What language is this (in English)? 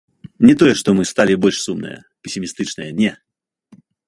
Belarusian